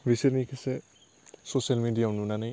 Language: Bodo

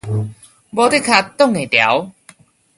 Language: Min Nan Chinese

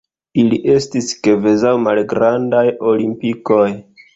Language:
Esperanto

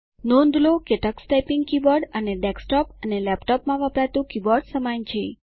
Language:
Gujarati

